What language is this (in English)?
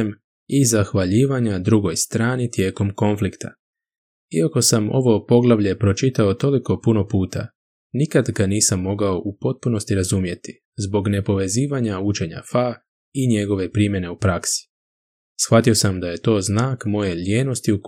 Croatian